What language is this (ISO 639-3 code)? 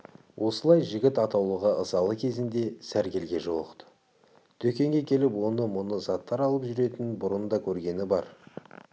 kaz